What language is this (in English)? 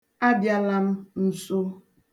Igbo